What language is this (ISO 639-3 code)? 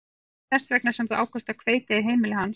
isl